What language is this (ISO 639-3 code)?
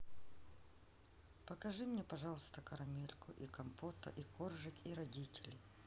rus